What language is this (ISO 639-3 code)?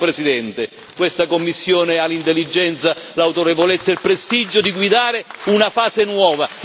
ita